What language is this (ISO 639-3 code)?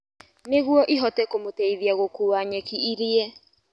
kik